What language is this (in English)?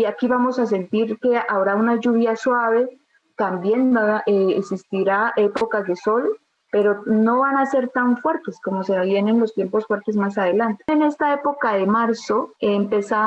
Spanish